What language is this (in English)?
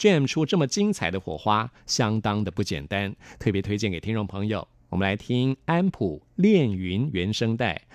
Chinese